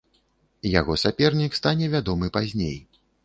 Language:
Belarusian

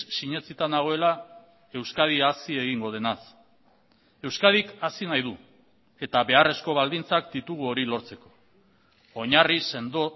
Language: Basque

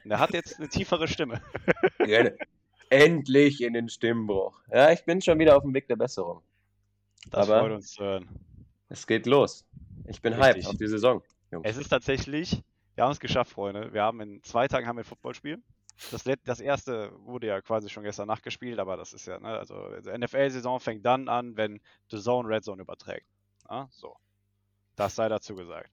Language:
German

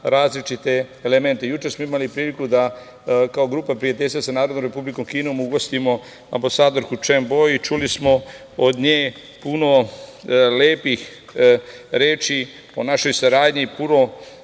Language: Serbian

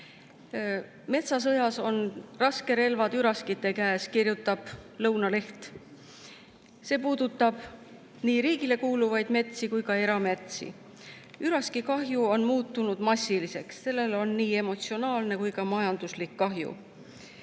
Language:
Estonian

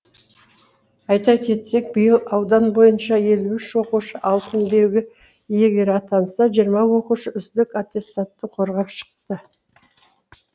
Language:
Kazakh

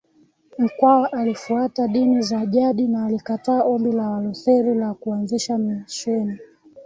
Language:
Swahili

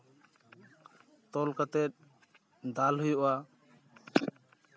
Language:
Santali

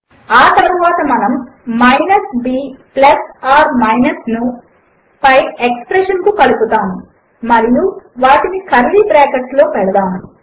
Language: Telugu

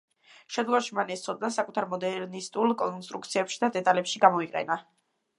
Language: Georgian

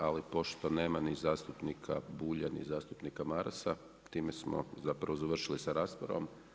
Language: Croatian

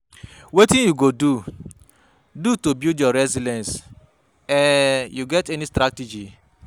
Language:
Nigerian Pidgin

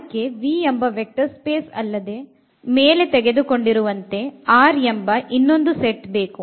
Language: Kannada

